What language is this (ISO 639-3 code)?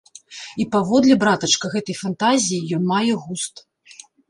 bel